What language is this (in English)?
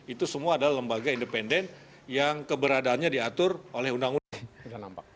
Indonesian